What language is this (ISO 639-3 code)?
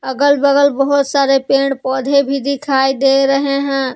hin